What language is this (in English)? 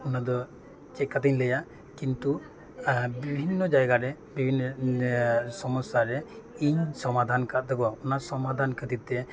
Santali